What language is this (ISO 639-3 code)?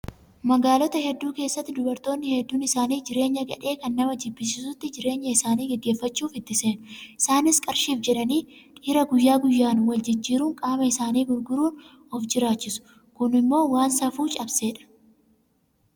orm